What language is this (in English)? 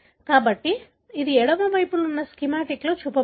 Telugu